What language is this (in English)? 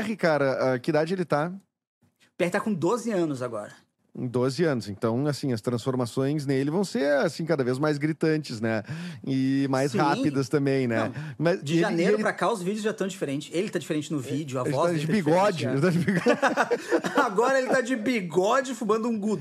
Portuguese